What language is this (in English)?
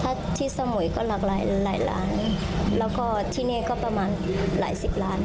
Thai